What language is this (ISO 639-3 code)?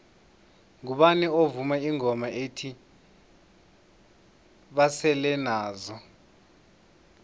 nbl